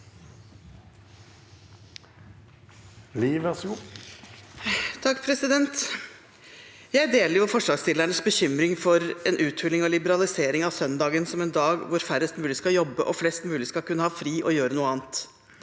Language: Norwegian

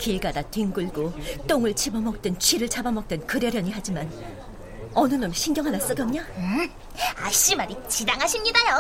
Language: Korean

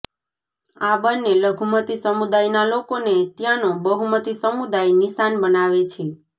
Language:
Gujarati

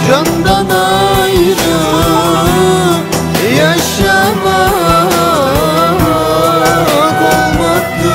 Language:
Turkish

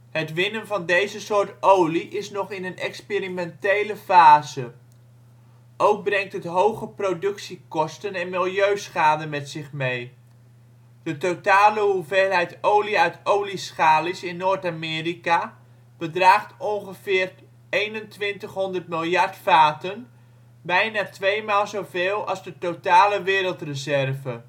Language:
Dutch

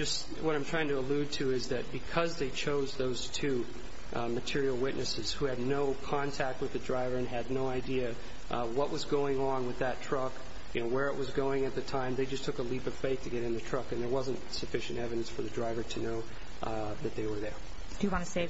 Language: English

